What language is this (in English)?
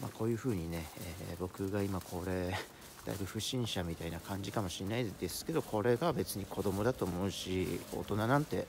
Japanese